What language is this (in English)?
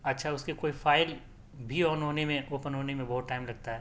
Urdu